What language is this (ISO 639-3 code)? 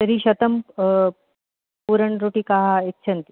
san